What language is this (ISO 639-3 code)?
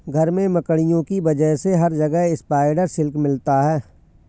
hin